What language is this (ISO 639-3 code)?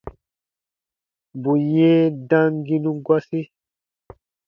bba